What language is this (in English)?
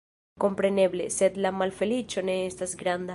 Esperanto